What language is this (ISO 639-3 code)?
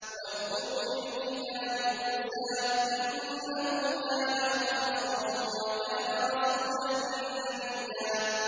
ara